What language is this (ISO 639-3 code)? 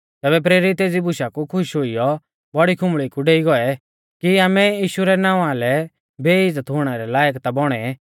bfz